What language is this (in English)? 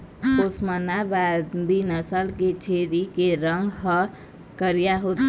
Chhattisgarhi